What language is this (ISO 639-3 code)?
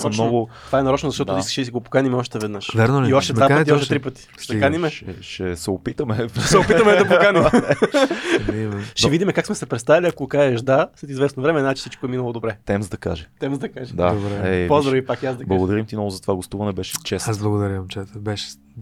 bul